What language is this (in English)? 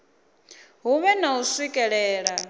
Venda